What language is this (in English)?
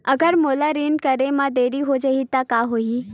Chhattisgarhi